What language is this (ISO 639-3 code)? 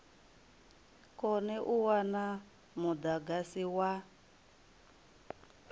ven